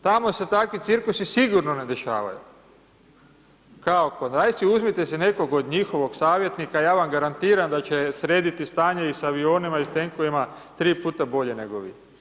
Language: Croatian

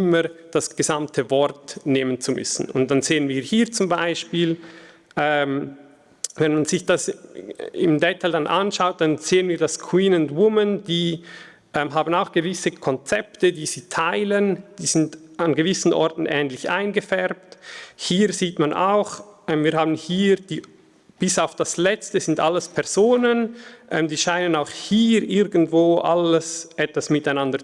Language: German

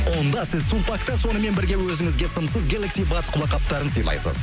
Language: Kazakh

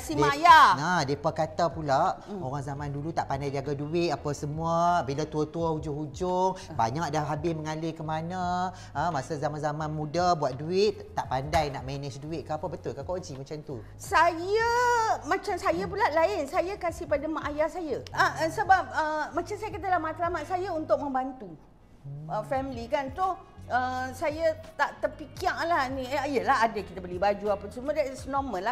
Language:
Malay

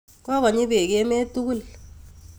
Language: Kalenjin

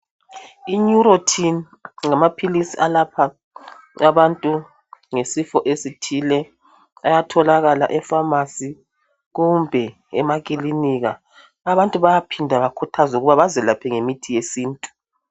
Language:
North Ndebele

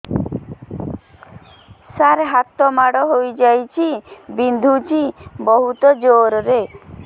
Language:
Odia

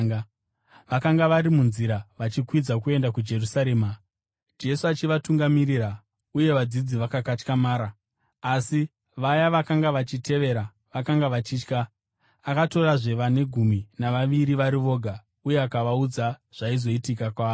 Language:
Shona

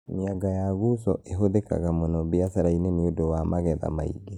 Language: Kikuyu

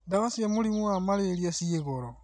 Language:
Kikuyu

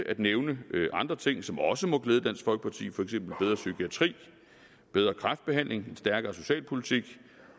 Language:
Danish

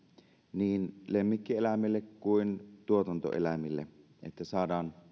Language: Finnish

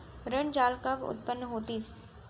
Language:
Chhattisgarhi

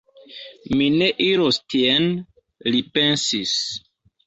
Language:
Esperanto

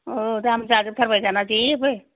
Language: Bodo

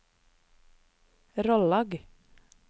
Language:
Norwegian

